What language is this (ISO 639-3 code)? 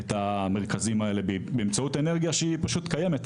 heb